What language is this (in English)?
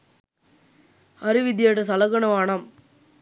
Sinhala